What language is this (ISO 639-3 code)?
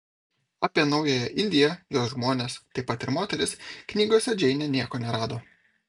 lit